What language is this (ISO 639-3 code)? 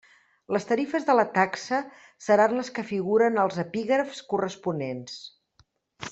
cat